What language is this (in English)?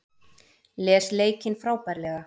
Icelandic